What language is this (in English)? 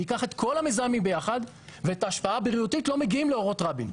Hebrew